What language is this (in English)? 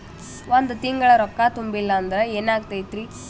Kannada